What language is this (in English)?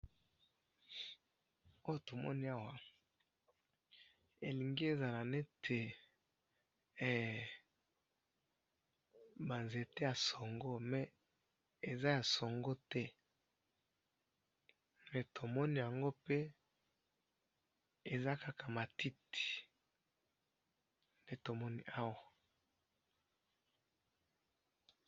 Lingala